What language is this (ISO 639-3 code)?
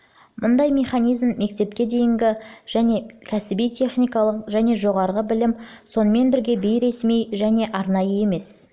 kaz